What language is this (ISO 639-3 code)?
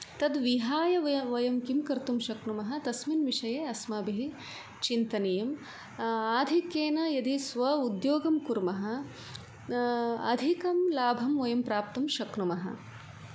san